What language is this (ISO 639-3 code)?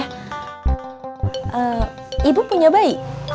ind